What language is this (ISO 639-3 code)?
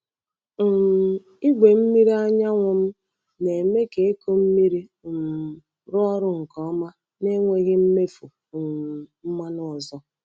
ibo